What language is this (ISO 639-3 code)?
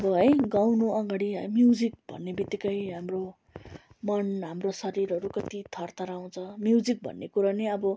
nep